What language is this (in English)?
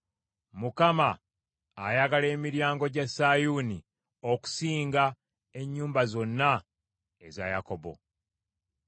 Ganda